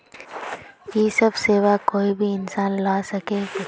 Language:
Magahi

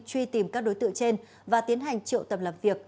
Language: Vietnamese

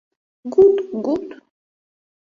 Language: Mari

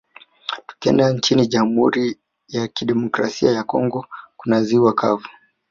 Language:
Swahili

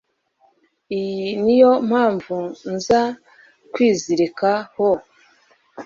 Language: Kinyarwanda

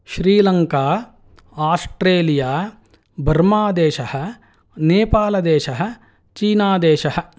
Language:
Sanskrit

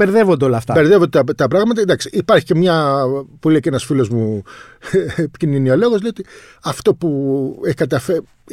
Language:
Greek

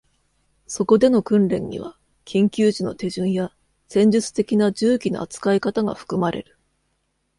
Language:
Japanese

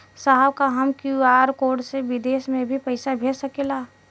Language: Bhojpuri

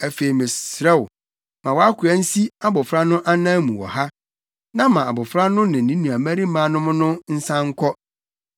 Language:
Akan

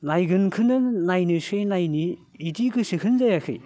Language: Bodo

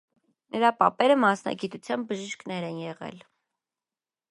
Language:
Armenian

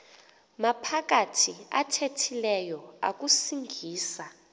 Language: Xhosa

